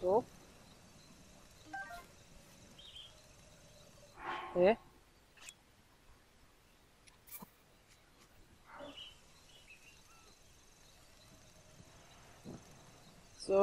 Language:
German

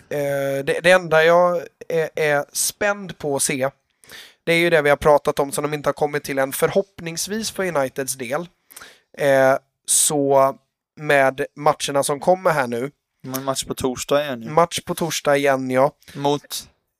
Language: Swedish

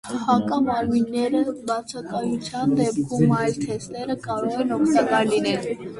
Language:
Armenian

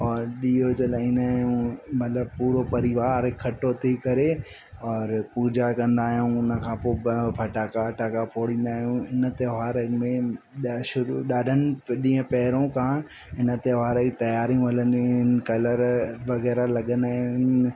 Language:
Sindhi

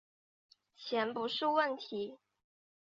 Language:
Chinese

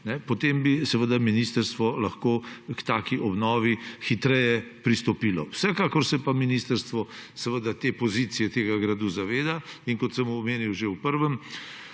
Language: Slovenian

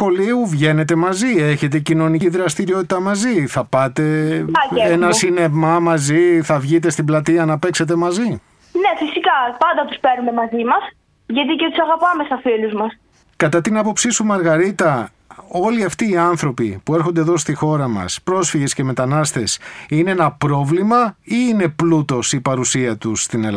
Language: Greek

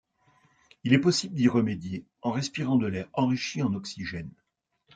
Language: French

